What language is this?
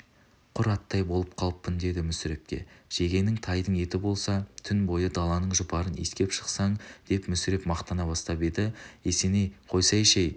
Kazakh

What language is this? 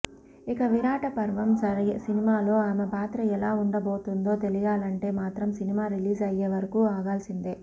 Telugu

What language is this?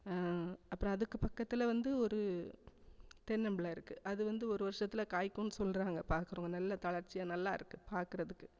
Tamil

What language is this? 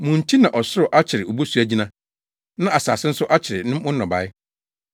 Akan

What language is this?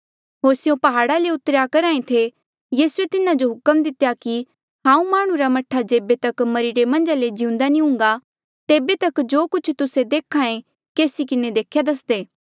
Mandeali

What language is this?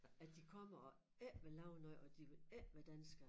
Danish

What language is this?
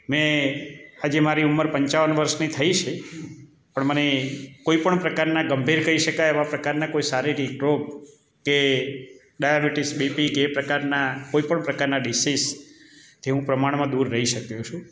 Gujarati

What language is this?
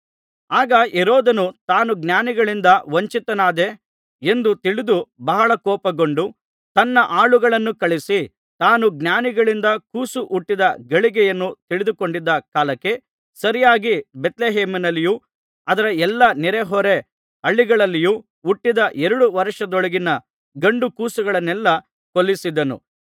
Kannada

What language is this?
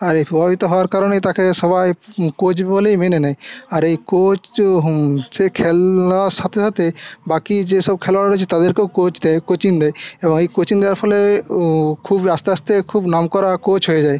Bangla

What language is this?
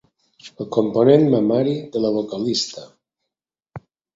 Catalan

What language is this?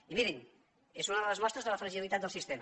Catalan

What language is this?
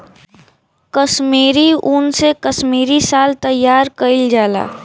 Bhojpuri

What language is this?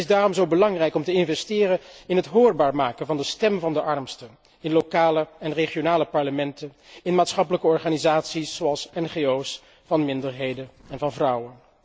Dutch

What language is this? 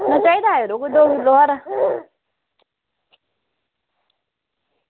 Dogri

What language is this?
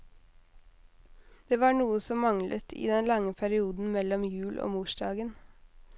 Norwegian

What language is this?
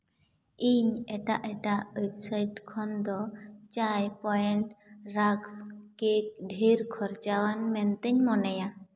Santali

